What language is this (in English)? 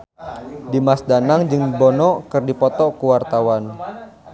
Sundanese